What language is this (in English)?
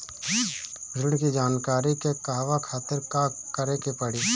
Bhojpuri